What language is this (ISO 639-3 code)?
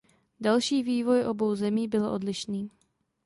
ces